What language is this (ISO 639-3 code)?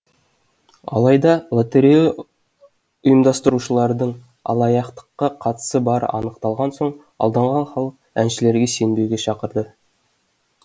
kaz